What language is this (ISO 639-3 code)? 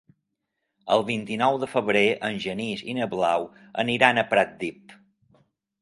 cat